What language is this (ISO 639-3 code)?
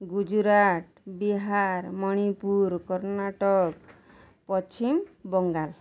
ori